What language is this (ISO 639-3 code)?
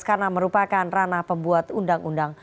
ind